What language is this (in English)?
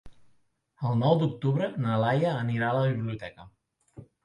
Catalan